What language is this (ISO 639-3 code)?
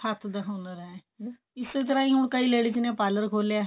pan